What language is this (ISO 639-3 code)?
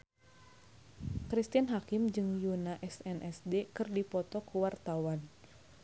sun